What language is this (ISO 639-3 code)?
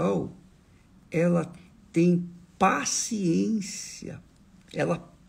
por